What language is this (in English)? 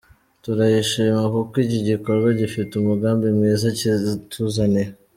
Kinyarwanda